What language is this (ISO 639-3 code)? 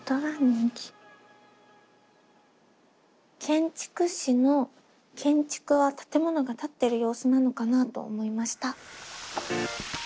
jpn